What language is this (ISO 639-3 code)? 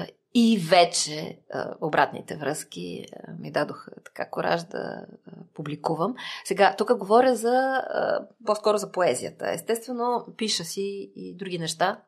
bul